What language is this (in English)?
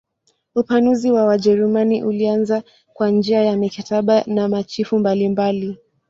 Swahili